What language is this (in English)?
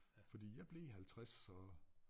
Danish